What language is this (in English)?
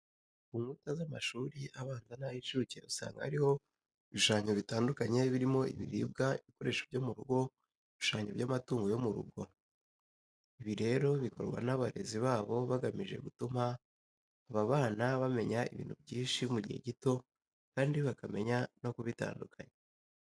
Kinyarwanda